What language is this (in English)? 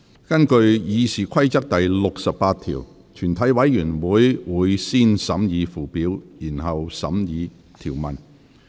Cantonese